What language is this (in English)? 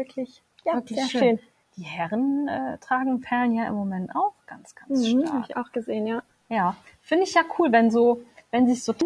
German